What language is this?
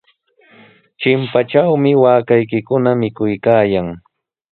Sihuas Ancash Quechua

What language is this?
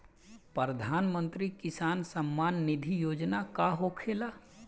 Bhojpuri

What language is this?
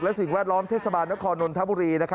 Thai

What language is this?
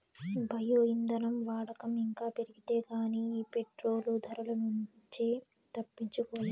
Telugu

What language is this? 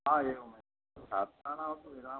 Sanskrit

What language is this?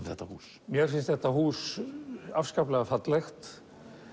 Icelandic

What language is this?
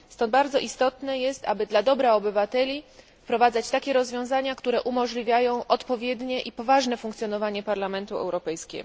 Polish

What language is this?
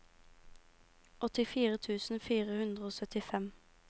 Norwegian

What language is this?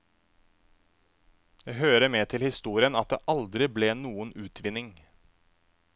Norwegian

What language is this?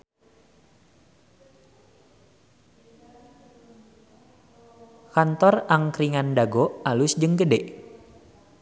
Sundanese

